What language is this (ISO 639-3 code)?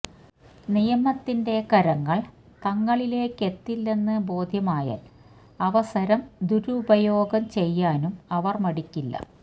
mal